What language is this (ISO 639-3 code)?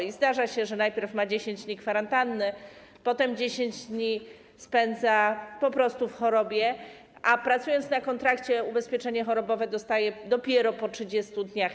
pol